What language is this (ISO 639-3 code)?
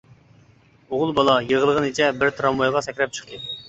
uig